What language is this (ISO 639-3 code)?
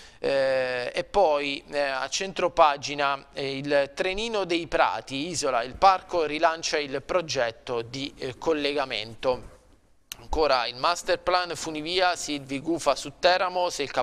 ita